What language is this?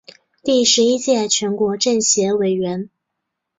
Chinese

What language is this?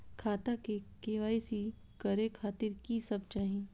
Maithili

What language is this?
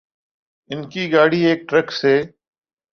Urdu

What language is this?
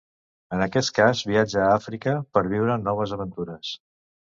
Catalan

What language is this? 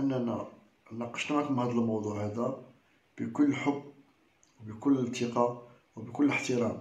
Arabic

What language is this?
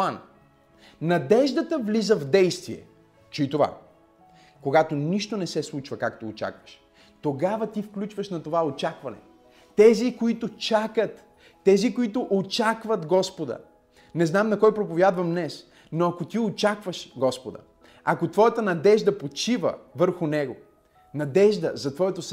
Bulgarian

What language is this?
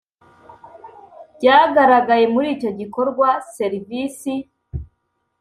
Kinyarwanda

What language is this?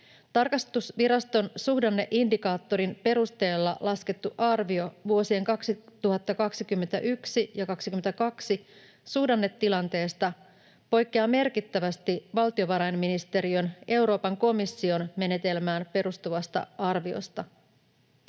Finnish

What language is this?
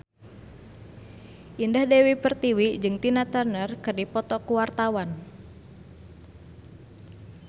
Sundanese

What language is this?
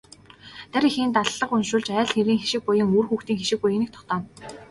Mongolian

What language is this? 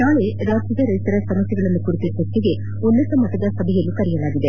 Kannada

